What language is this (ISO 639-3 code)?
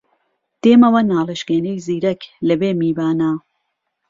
ckb